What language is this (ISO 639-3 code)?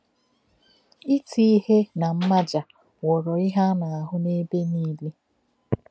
ibo